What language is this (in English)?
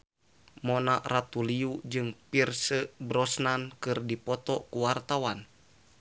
Sundanese